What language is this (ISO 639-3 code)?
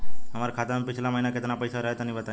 bho